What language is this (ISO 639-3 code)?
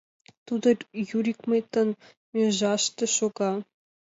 chm